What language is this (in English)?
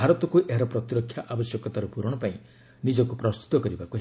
Odia